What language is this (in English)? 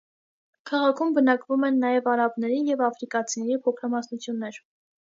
Armenian